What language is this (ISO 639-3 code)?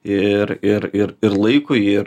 lit